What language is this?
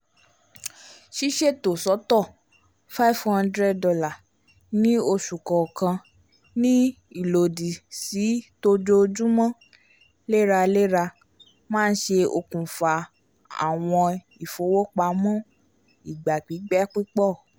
Yoruba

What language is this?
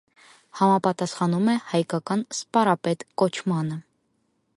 Armenian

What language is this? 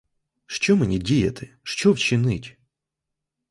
Ukrainian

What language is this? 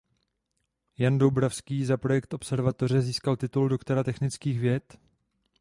Czech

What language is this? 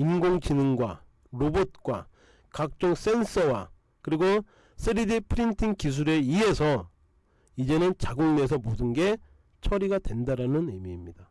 Korean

